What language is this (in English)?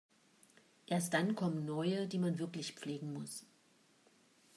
German